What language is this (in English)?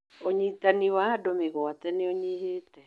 Kikuyu